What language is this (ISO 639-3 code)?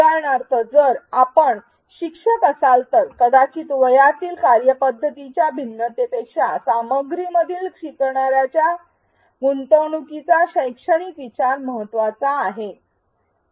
mar